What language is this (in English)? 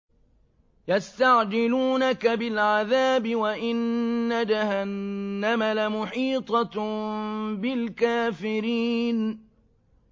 Arabic